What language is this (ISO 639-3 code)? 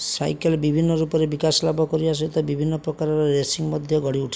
ori